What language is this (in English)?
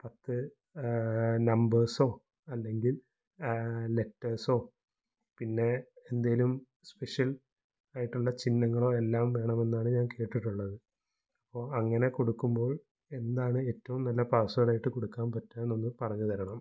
Malayalam